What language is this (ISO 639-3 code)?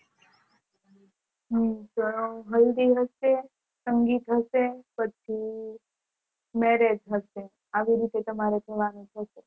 guj